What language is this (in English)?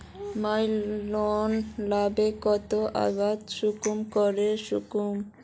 Magahi